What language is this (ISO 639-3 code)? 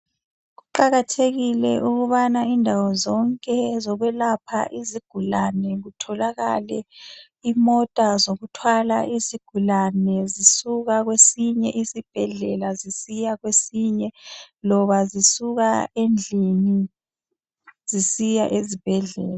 nde